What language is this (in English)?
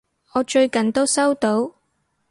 Cantonese